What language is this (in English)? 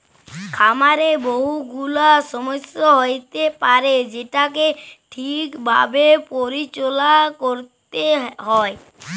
Bangla